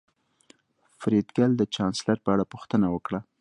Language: Pashto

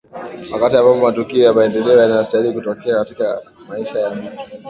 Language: Swahili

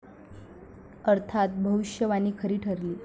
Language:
Marathi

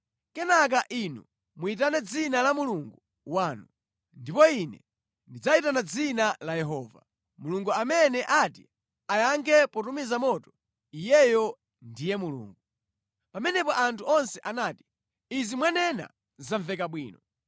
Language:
Nyanja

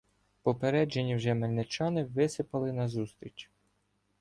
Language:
Ukrainian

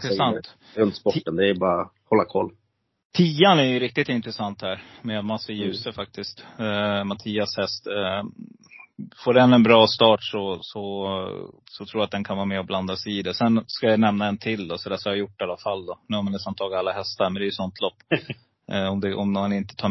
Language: Swedish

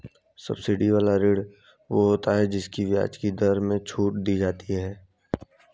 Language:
Hindi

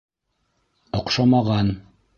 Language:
Bashkir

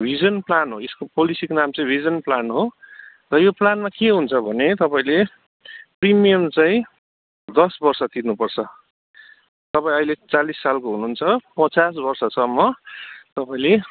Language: Nepali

